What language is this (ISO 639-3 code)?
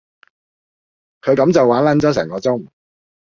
yue